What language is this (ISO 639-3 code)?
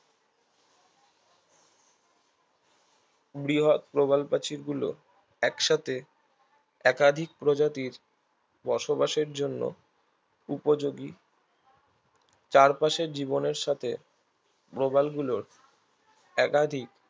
ben